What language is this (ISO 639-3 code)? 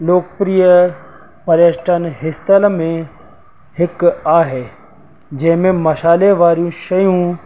snd